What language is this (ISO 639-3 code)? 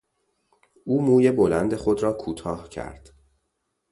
fas